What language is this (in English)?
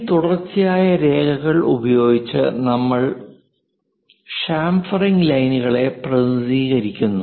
Malayalam